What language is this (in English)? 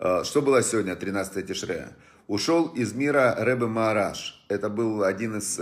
Russian